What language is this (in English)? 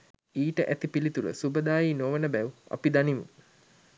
Sinhala